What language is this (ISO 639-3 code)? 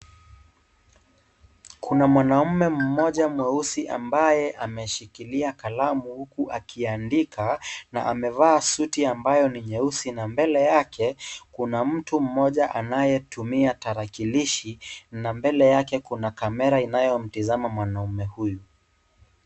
swa